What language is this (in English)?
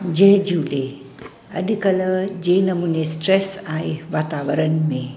Sindhi